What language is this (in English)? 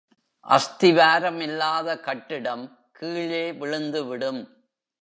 Tamil